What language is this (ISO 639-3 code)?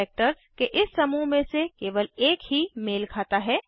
hin